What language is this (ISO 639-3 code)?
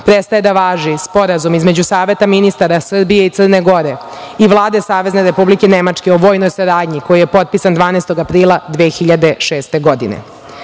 srp